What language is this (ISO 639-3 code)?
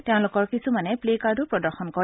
asm